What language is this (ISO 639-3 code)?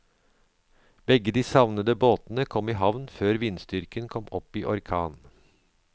nor